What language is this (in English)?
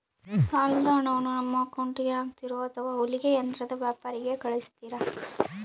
Kannada